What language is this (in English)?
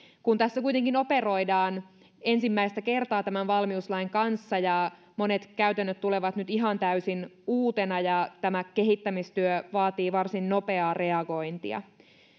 Finnish